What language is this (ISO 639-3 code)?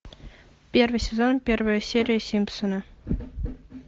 rus